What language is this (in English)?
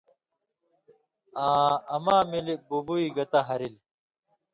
Indus Kohistani